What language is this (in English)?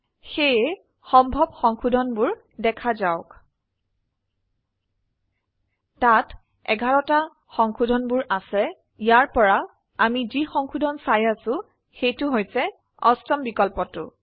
Assamese